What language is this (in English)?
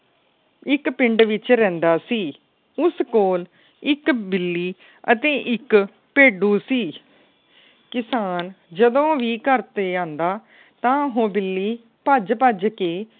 Punjabi